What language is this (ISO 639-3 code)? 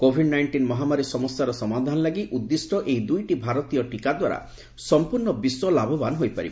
ori